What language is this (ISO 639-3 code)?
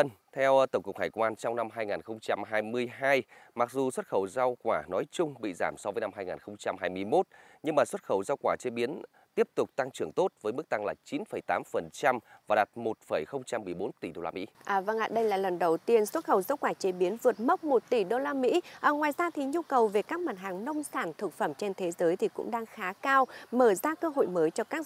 vie